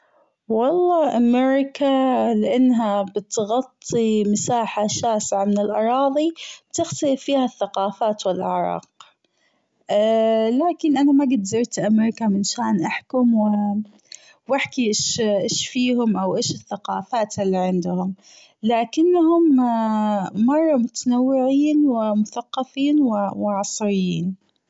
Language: Gulf Arabic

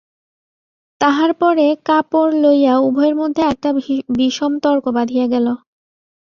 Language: Bangla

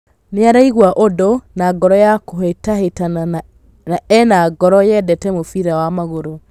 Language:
Kikuyu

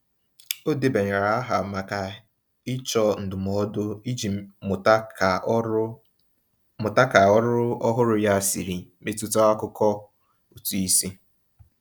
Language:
Igbo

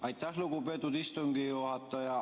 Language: Estonian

